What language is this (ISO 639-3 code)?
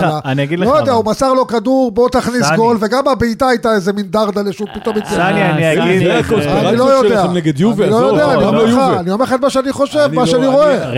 heb